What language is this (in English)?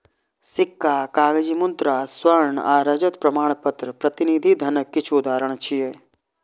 Maithili